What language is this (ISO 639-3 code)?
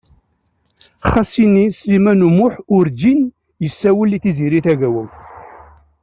kab